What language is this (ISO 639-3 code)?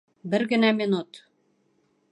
bak